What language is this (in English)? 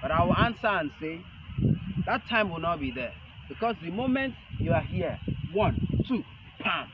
English